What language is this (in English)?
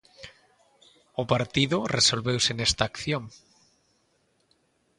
Galician